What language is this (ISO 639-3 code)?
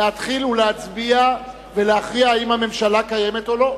heb